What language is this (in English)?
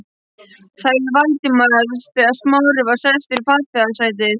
Icelandic